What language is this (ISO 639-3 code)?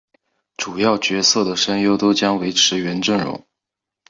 zho